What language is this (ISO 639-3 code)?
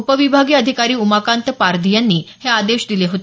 mar